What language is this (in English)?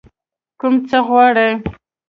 Pashto